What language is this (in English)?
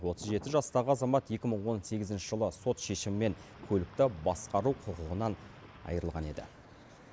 Kazakh